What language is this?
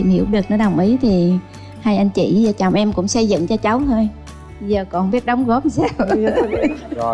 Vietnamese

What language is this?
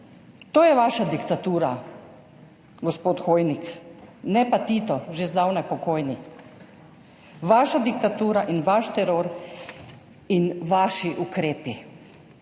Slovenian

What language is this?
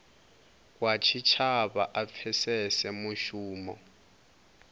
Venda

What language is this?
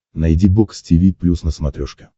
Russian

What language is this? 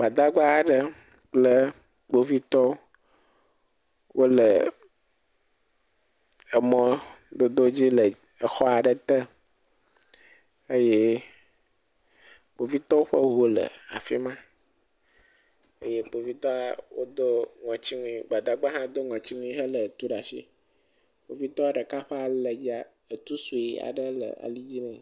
Ewe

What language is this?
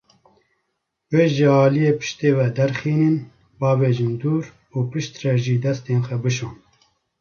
Kurdish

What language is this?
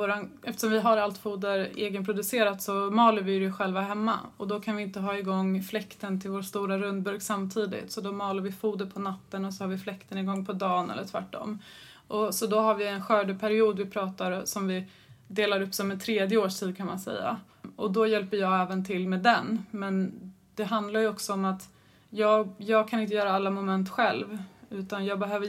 Swedish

